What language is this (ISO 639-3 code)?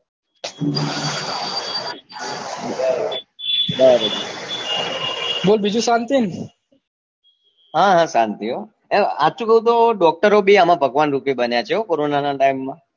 guj